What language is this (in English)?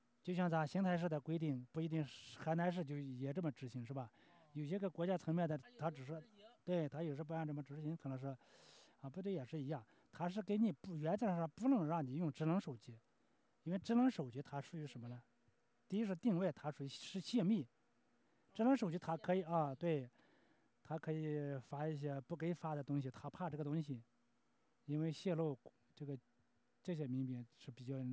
Chinese